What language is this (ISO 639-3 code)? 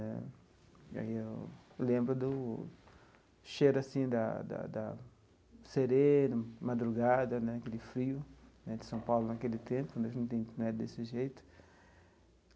por